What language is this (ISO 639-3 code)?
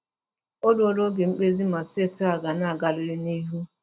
ibo